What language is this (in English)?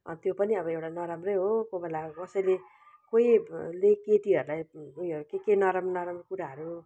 Nepali